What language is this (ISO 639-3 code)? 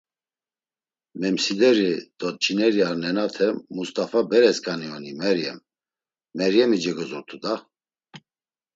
lzz